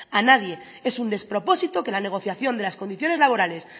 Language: Spanish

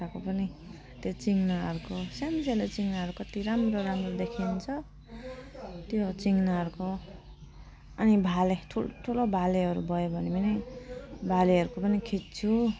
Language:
Nepali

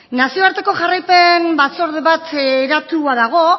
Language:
Basque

